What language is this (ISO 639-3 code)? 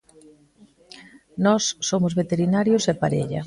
glg